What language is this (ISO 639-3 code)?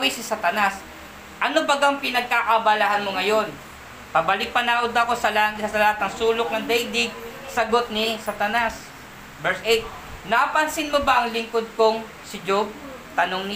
fil